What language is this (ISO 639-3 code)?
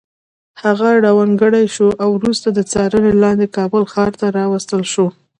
pus